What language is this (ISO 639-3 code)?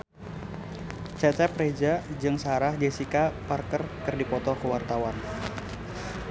sun